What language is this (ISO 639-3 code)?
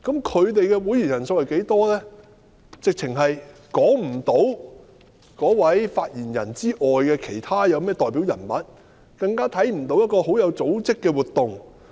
yue